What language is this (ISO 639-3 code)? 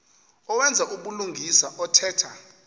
xho